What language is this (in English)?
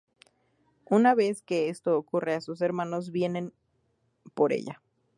Spanish